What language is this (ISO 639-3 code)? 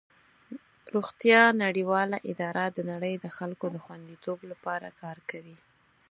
pus